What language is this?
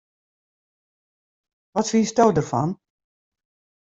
Western Frisian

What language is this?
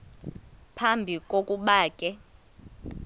Xhosa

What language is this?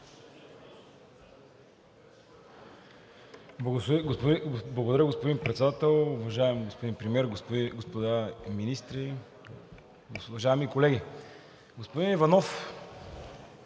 Bulgarian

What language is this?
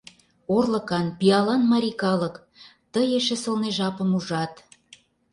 Mari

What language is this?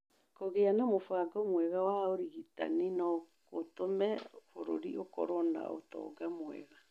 Kikuyu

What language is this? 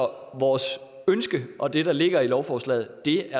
Danish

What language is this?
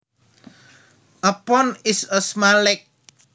Javanese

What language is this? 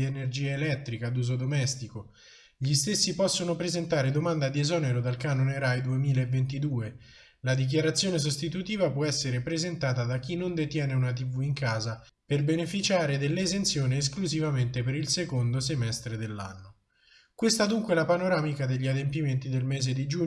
Italian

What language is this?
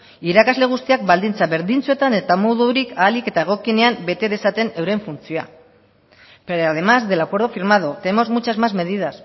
Basque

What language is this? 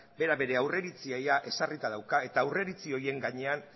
Basque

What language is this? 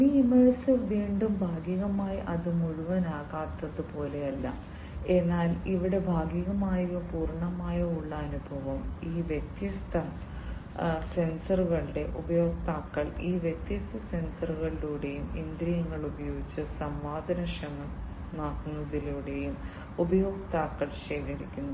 Malayalam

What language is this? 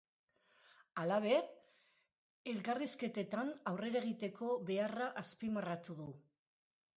Basque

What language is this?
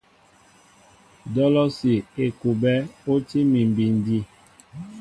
Mbo (Cameroon)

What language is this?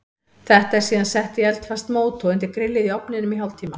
Icelandic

